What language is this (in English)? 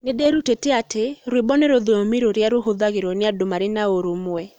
Kikuyu